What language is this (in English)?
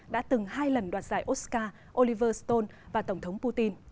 Vietnamese